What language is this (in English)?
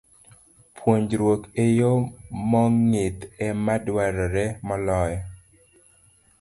Luo (Kenya and Tanzania)